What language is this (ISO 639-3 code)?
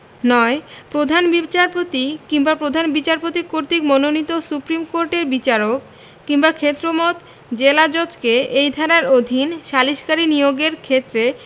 ben